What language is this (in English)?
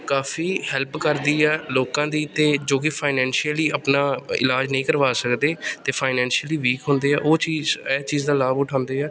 Punjabi